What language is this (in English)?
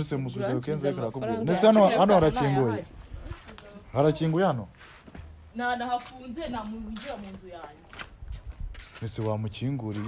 Romanian